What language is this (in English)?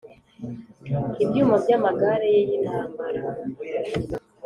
Kinyarwanda